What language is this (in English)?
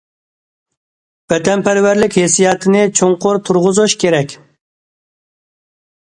Uyghur